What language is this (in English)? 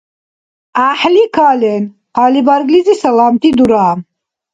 Dargwa